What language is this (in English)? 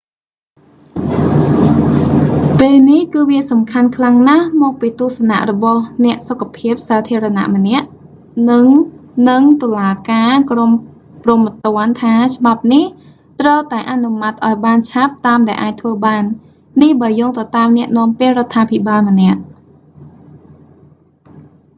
Khmer